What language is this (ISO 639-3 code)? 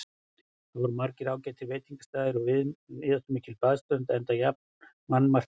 isl